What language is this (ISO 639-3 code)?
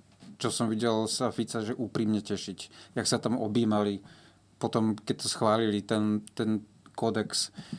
slk